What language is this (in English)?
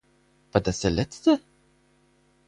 German